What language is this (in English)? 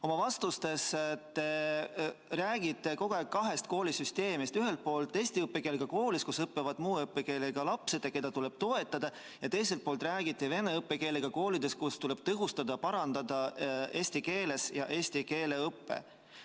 Estonian